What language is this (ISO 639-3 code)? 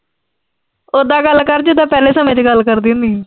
pan